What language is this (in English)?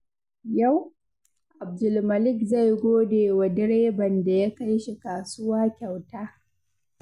Hausa